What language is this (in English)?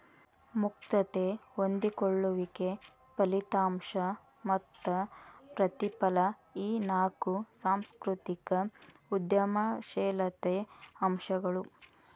Kannada